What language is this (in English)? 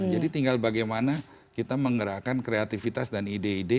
Indonesian